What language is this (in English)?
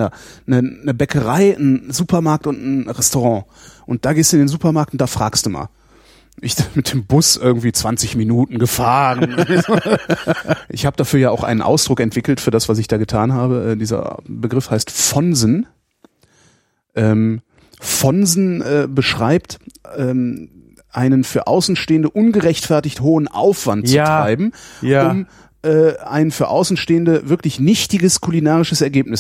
German